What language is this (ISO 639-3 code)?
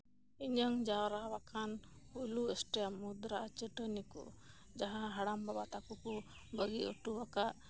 sat